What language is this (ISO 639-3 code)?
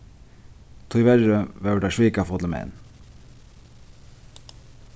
fao